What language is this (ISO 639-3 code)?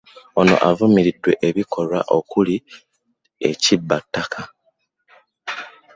lug